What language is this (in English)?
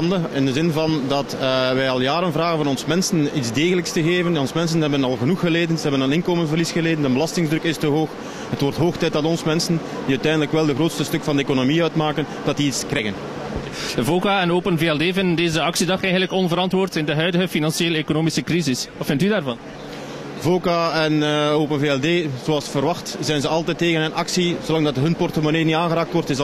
Dutch